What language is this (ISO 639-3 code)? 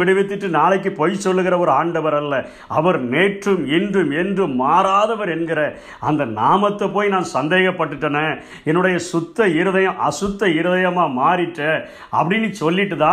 tam